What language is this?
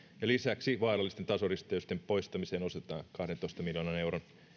Finnish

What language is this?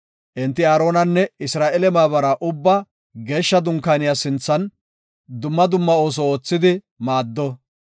Gofa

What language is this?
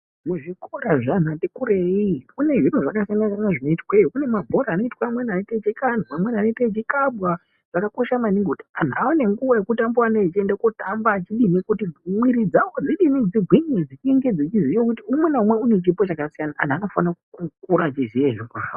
Ndau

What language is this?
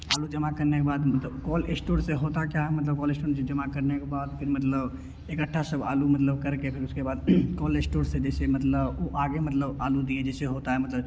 Hindi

